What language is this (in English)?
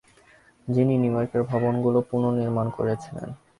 Bangla